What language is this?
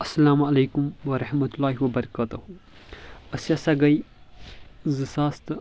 Kashmiri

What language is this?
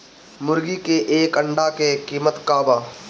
Bhojpuri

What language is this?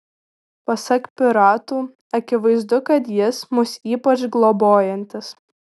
Lithuanian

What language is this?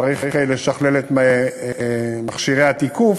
Hebrew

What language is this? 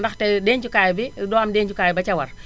Wolof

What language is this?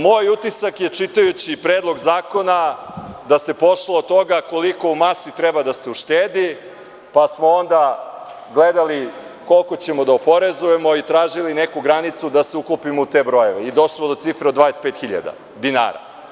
Serbian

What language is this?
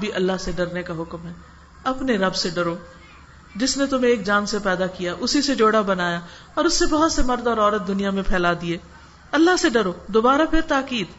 Urdu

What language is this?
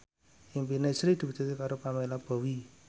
Javanese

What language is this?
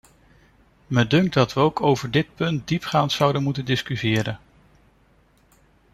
Dutch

